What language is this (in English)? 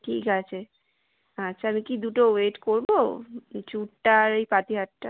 Bangla